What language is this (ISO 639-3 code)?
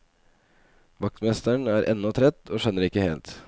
nor